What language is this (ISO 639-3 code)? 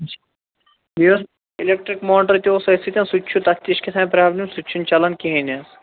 kas